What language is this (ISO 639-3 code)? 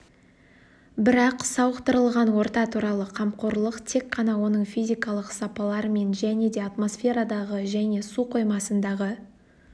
kaz